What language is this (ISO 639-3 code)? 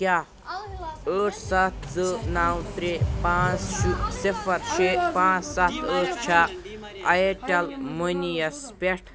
kas